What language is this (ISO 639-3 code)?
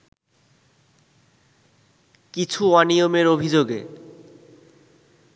ben